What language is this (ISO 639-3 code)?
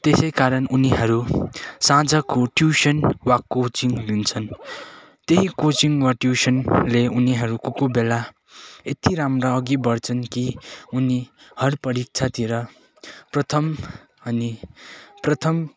nep